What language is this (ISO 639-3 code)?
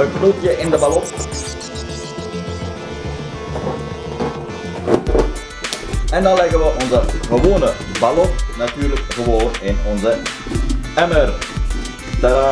nld